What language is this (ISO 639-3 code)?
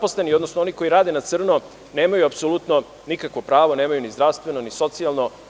srp